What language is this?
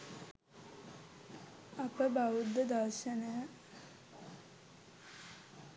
Sinhala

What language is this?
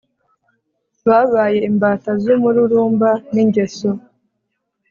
Kinyarwanda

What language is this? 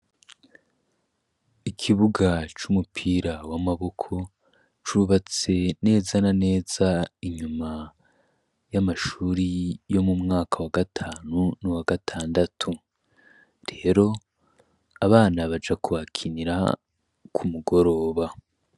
Rundi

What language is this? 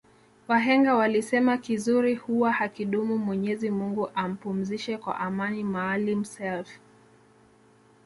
Swahili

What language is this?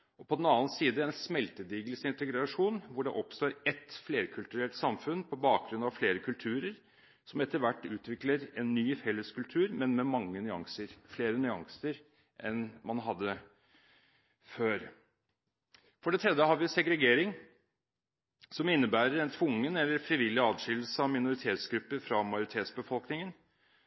Norwegian Bokmål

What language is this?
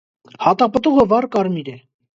Armenian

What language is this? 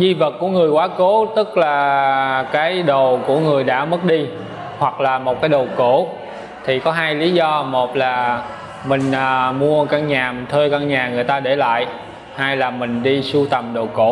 Vietnamese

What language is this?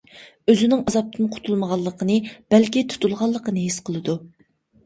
Uyghur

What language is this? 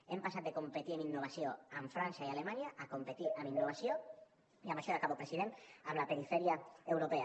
Catalan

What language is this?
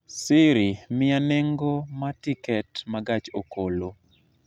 Luo (Kenya and Tanzania)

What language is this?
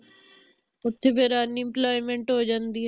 Punjabi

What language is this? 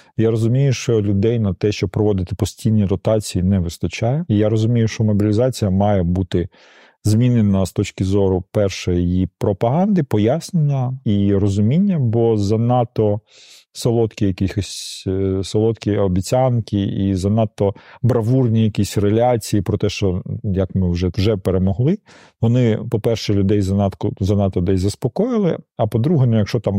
Ukrainian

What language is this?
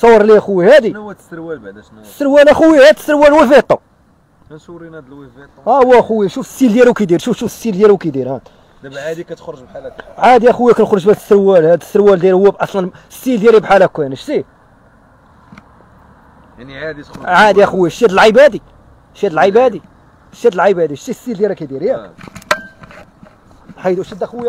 Arabic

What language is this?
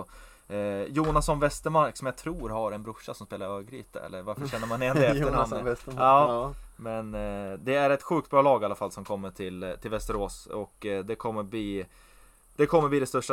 Swedish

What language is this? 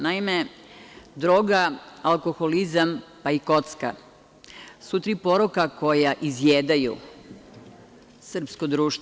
Serbian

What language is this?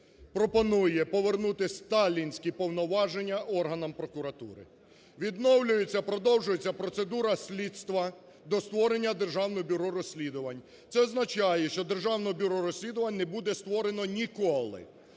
Ukrainian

